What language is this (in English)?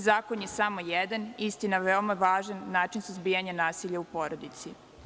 Serbian